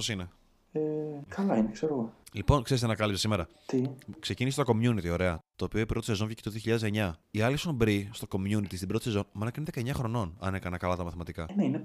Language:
Greek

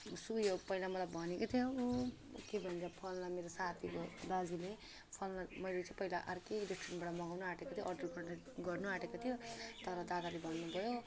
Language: Nepali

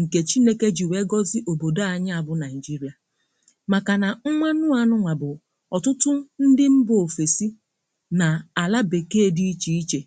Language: Igbo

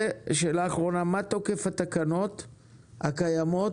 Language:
Hebrew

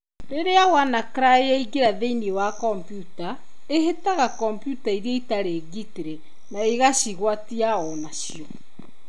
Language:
Kikuyu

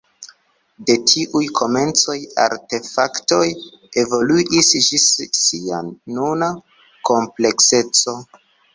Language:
Esperanto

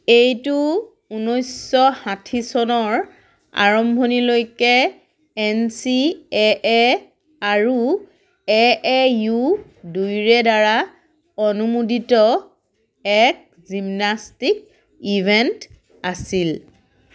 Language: Assamese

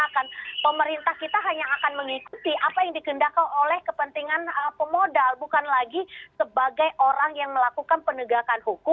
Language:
Indonesian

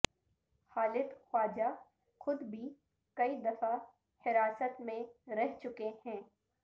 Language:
Urdu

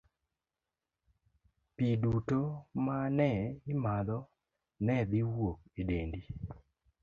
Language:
Luo (Kenya and Tanzania)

